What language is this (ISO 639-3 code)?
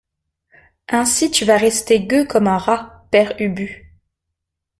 fra